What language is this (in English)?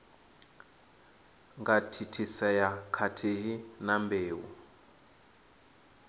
Venda